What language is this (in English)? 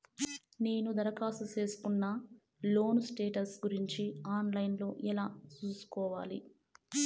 Telugu